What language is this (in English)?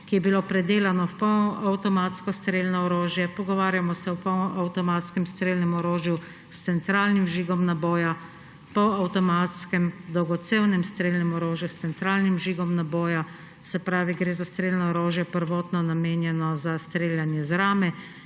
Slovenian